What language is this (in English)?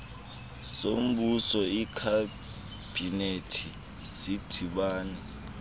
Xhosa